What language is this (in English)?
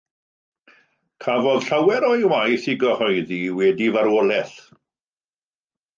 Welsh